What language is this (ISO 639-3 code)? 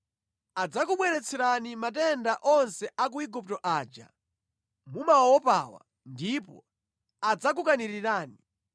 nya